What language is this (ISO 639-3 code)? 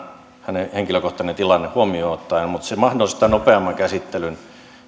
fin